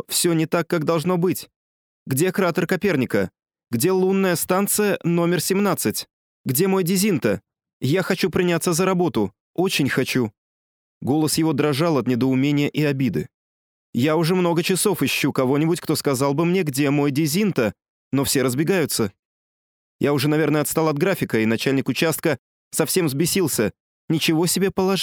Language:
Russian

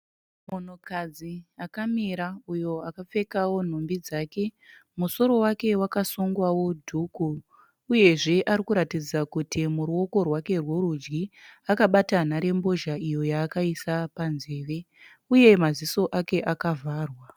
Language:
Shona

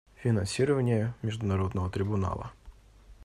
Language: Russian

